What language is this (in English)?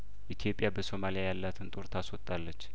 Amharic